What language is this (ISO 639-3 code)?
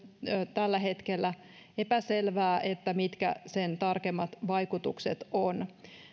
fin